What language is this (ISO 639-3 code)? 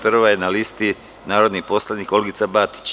srp